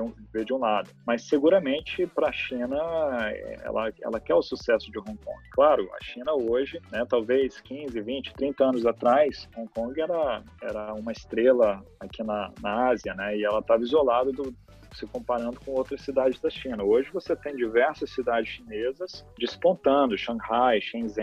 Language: Portuguese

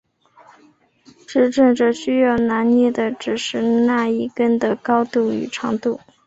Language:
Chinese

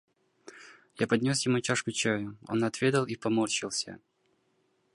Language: Russian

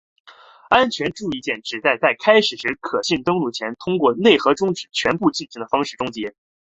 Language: Chinese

